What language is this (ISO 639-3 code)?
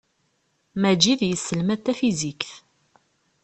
kab